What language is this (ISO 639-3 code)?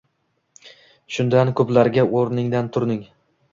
uzb